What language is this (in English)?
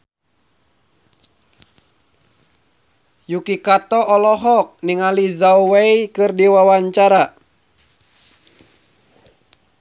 Sundanese